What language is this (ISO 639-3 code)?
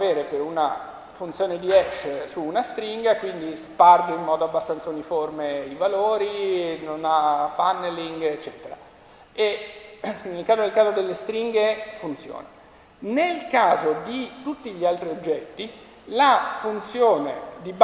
ita